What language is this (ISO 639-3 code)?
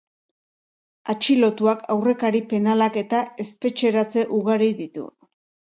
eus